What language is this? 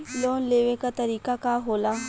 Bhojpuri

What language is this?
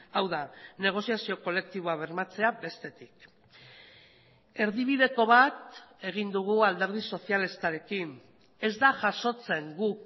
Basque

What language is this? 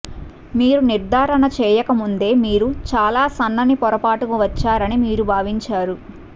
Telugu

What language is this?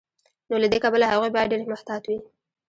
Pashto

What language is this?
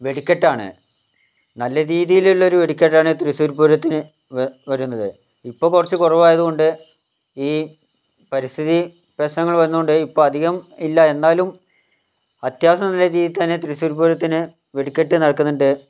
Malayalam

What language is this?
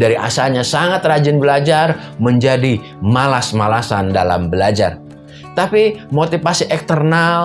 Indonesian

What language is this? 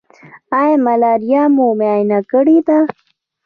Pashto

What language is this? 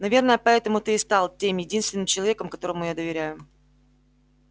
Russian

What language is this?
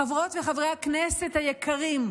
Hebrew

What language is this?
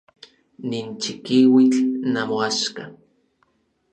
Orizaba Nahuatl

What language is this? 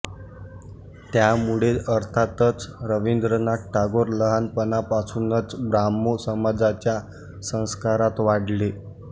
Marathi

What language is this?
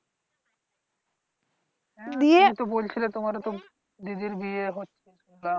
Bangla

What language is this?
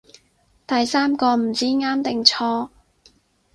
Cantonese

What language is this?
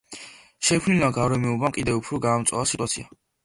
Georgian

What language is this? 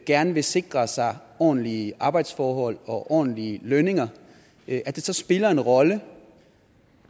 Danish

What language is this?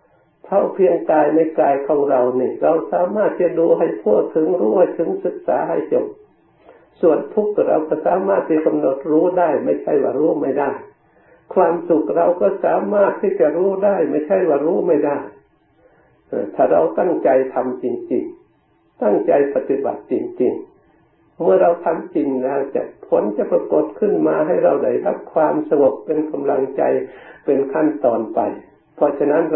Thai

